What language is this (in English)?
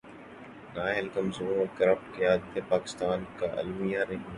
Urdu